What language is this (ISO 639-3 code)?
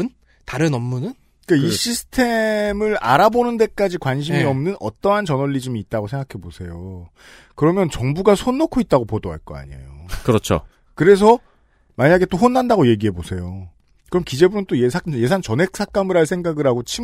kor